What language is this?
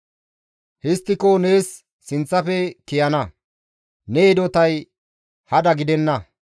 Gamo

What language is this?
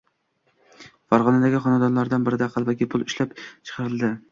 Uzbek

